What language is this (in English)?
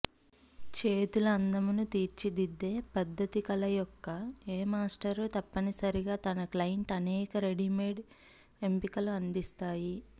Telugu